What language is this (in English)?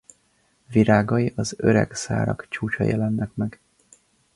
Hungarian